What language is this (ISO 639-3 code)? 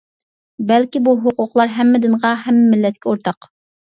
uig